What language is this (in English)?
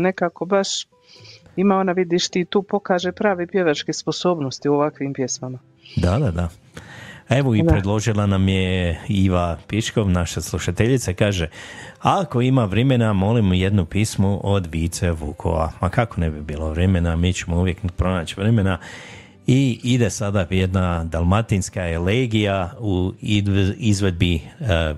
Croatian